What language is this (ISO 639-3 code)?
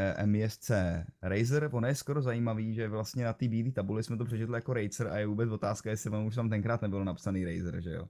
ces